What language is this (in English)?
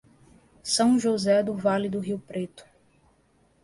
Portuguese